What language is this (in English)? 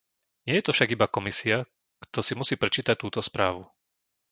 Slovak